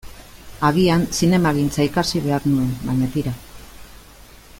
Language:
Basque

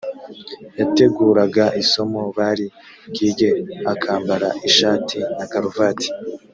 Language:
Kinyarwanda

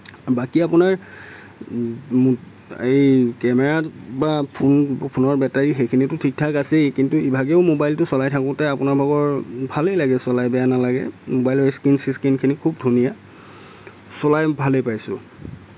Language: Assamese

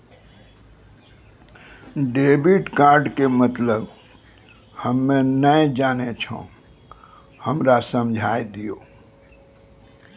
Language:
Maithili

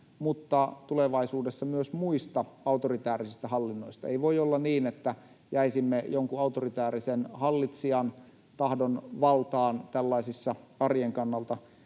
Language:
Finnish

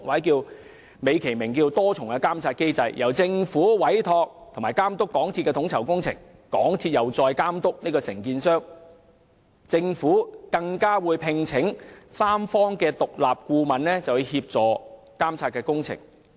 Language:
Cantonese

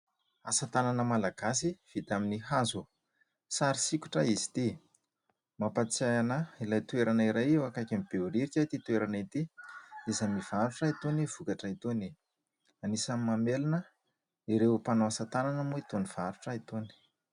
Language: Malagasy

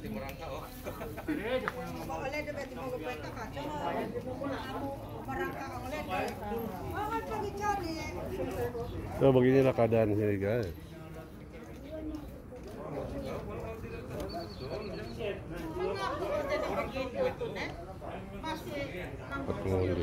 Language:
Indonesian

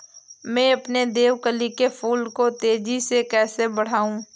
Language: Hindi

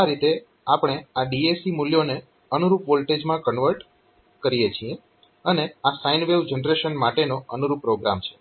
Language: Gujarati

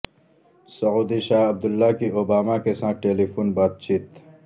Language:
Urdu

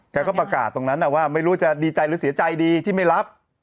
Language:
Thai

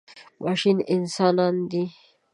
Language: Pashto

